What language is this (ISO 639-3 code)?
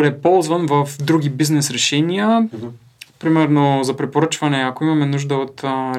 bul